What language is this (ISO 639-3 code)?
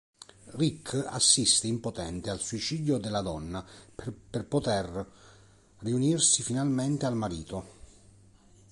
ita